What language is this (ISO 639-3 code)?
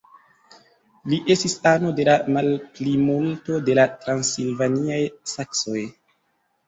epo